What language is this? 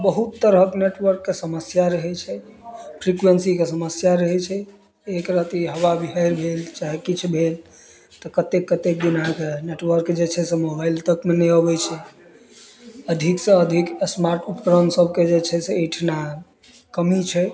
Maithili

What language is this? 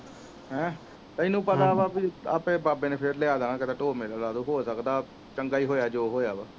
Punjabi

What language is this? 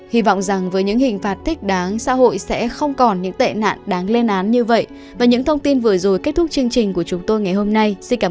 Vietnamese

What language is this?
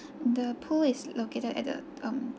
English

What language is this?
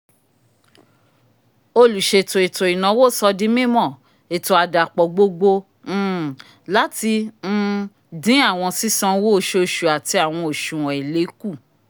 Yoruba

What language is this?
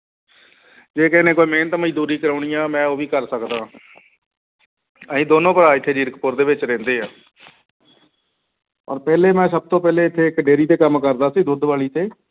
Punjabi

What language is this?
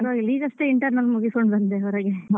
Kannada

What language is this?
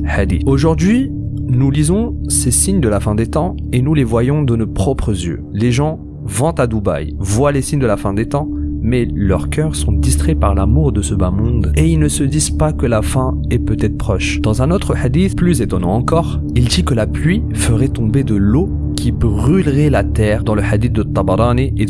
French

